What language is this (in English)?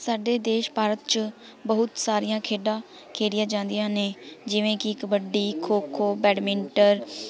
Punjabi